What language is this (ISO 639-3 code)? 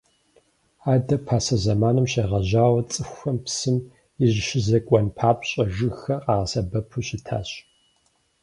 kbd